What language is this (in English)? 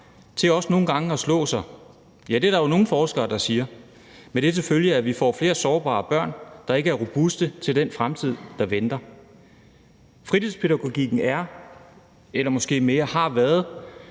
Danish